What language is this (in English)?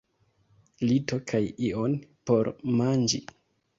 Esperanto